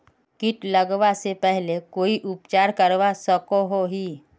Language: Magahi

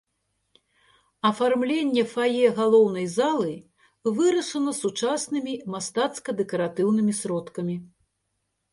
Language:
Belarusian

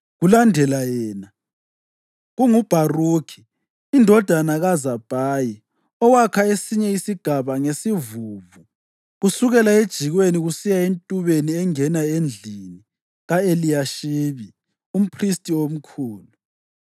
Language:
North Ndebele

